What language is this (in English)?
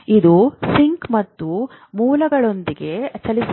Kannada